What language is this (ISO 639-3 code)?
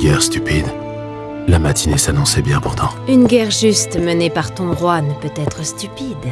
fra